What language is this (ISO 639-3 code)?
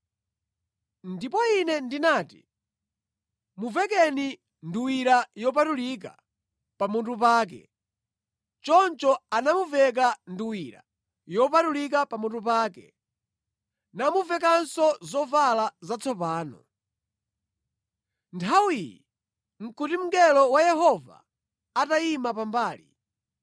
nya